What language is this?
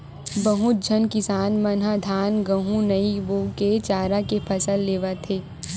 Chhattisgarhi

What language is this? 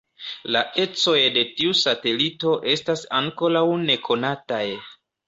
Esperanto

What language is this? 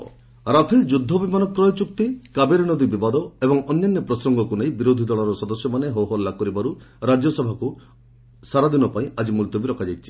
Odia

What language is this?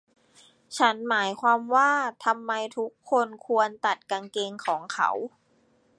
Thai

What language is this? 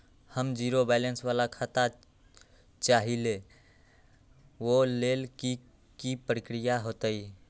Magahi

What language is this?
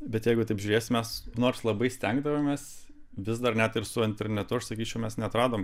Lithuanian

